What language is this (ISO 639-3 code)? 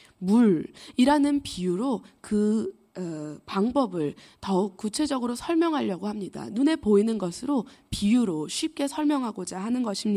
kor